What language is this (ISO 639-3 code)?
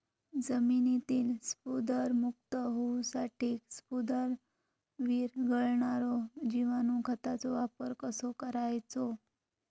mar